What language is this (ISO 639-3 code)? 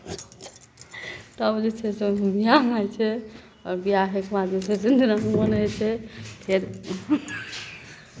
mai